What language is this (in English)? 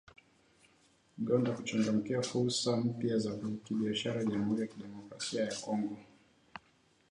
Swahili